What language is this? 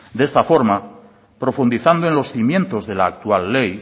Spanish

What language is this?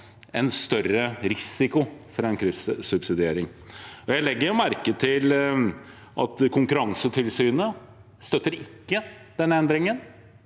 Norwegian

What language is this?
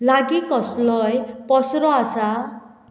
Konkani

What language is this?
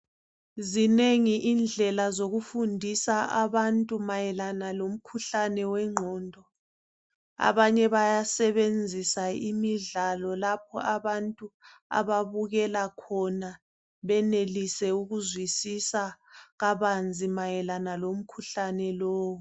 North Ndebele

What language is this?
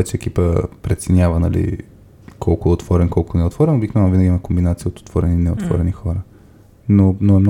Bulgarian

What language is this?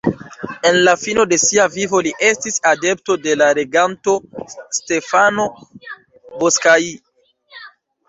Esperanto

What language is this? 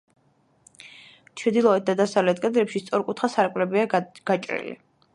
Georgian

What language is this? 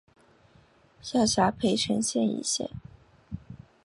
Chinese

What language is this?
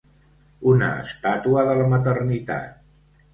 Catalan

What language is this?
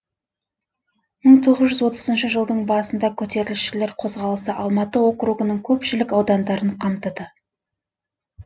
Kazakh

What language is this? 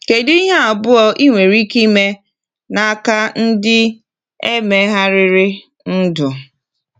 Igbo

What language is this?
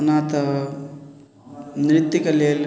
Maithili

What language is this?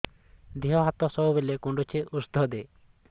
Odia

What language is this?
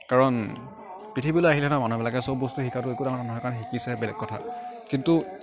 Assamese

